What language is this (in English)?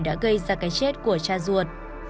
Vietnamese